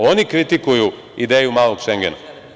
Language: Serbian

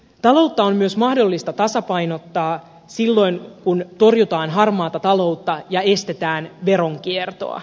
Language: Finnish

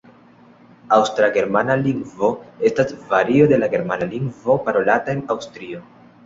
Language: Esperanto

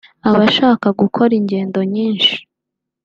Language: Kinyarwanda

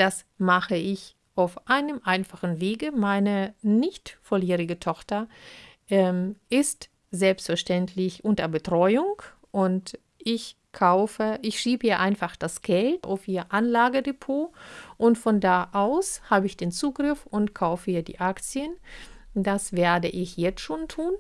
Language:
German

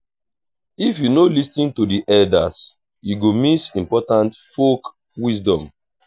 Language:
Nigerian Pidgin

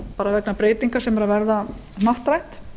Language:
Icelandic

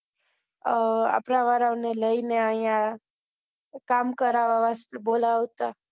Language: Gujarati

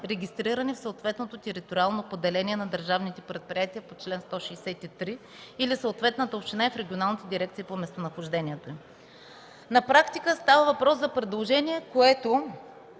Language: Bulgarian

